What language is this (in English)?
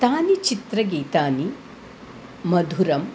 Sanskrit